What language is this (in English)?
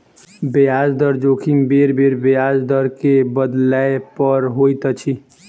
Maithili